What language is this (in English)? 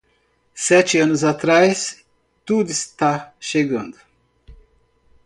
Portuguese